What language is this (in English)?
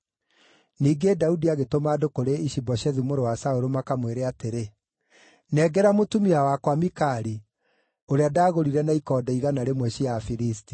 Kikuyu